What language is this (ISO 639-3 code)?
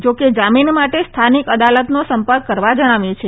guj